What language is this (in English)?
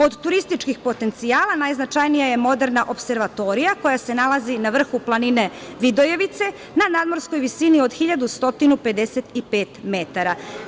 Serbian